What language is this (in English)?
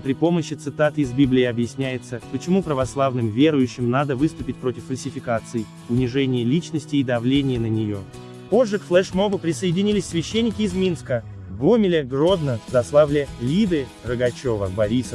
Russian